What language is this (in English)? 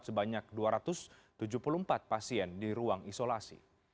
Indonesian